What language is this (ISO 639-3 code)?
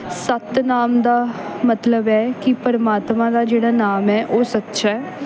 pan